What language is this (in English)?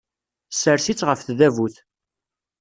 Kabyle